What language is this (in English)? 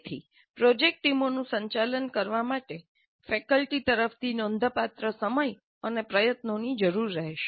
Gujarati